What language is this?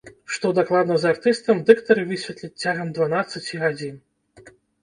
Belarusian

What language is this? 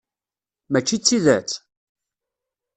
Kabyle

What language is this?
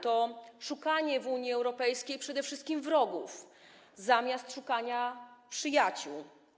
Polish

